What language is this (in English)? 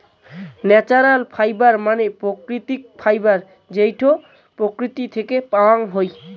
Bangla